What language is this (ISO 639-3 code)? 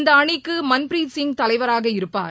tam